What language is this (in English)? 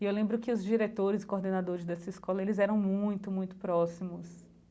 Portuguese